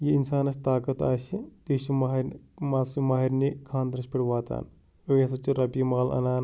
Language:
Kashmiri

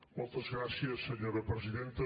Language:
Catalan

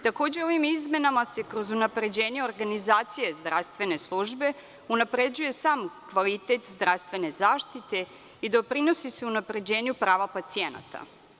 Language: Serbian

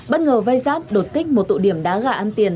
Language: Vietnamese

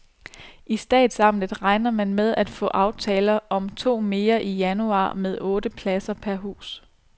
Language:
Danish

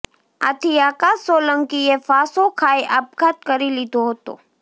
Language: Gujarati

